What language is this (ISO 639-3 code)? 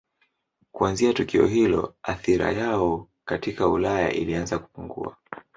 swa